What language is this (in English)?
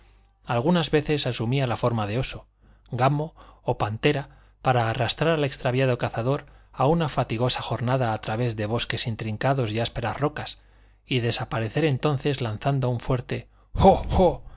Spanish